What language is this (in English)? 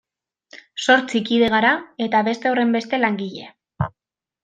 Basque